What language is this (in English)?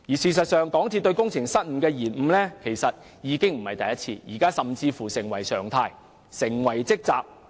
Cantonese